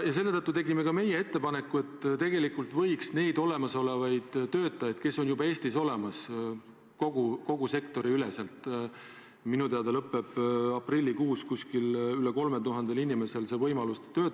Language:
Estonian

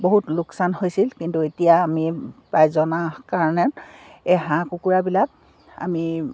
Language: Assamese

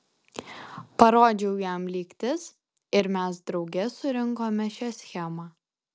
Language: Lithuanian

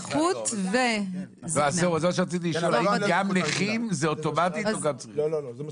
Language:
Hebrew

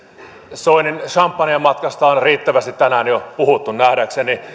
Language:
Finnish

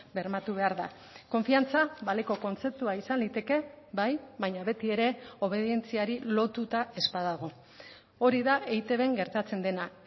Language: Basque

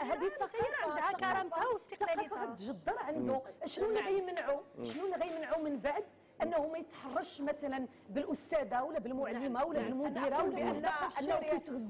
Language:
Arabic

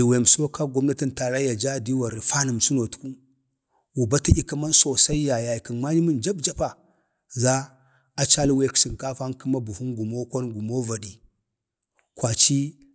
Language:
Bade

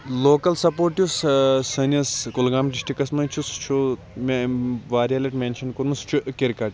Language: Kashmiri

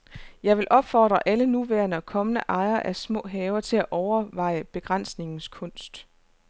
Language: Danish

